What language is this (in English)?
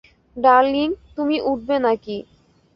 Bangla